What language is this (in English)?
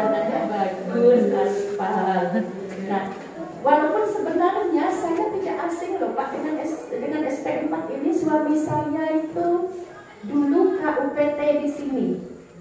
Indonesian